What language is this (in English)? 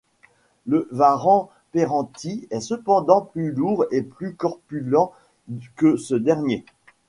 French